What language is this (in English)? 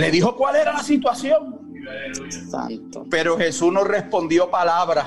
Spanish